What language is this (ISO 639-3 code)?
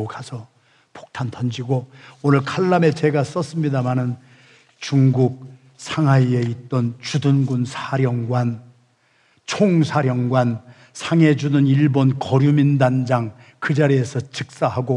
kor